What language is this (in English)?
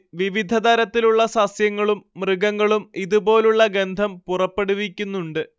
Malayalam